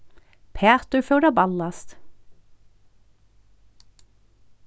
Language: Faroese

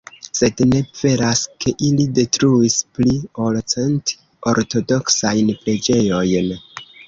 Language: Esperanto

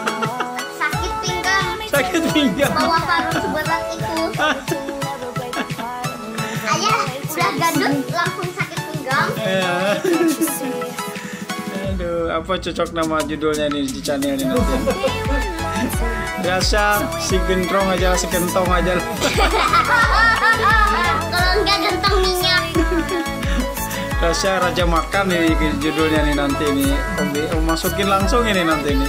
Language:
Indonesian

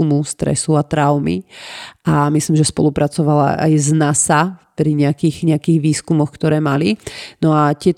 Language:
Slovak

